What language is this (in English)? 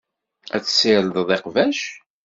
Kabyle